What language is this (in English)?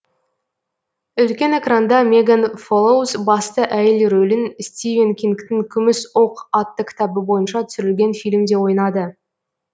Kazakh